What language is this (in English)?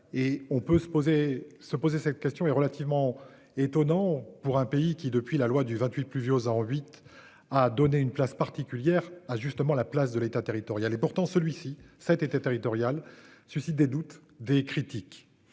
French